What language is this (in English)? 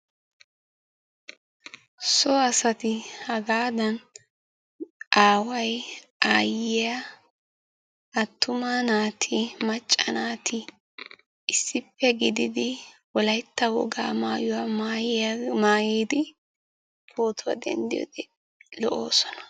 Wolaytta